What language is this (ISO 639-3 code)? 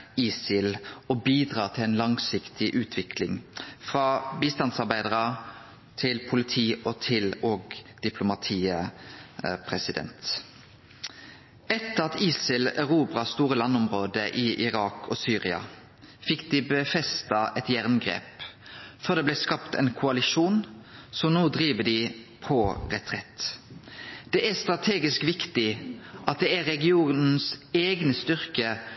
nno